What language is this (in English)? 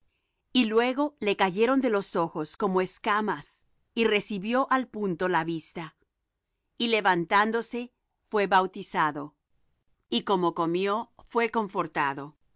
Spanish